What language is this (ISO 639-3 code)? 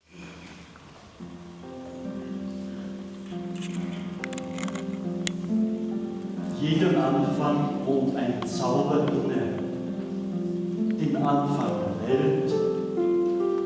deu